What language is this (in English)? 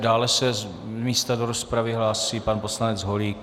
Czech